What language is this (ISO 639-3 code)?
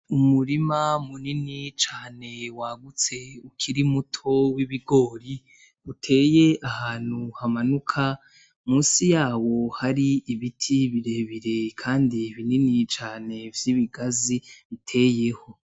run